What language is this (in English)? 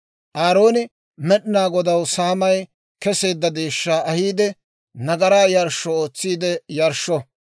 Dawro